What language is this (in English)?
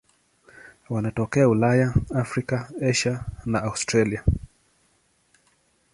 Swahili